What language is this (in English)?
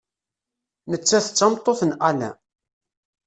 Kabyle